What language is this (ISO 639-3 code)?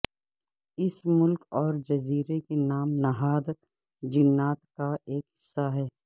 urd